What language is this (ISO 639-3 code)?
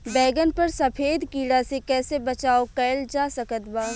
bho